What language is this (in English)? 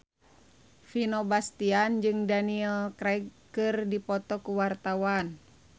Sundanese